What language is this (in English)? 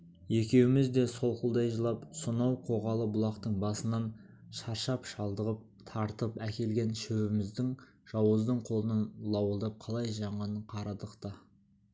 Kazakh